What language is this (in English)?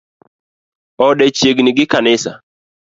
Luo (Kenya and Tanzania)